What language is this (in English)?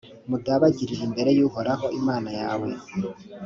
Kinyarwanda